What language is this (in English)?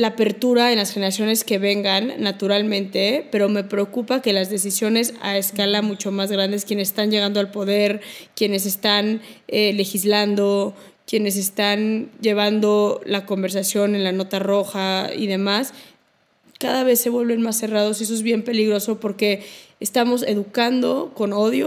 Spanish